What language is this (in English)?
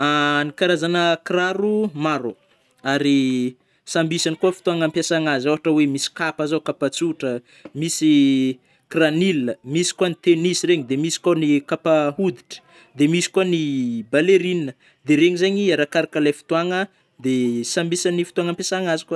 Northern Betsimisaraka Malagasy